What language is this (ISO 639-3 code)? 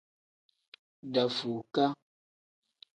kdh